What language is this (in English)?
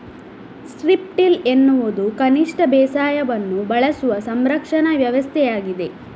Kannada